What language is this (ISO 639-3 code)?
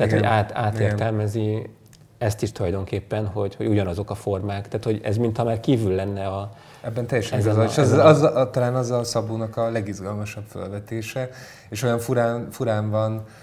hun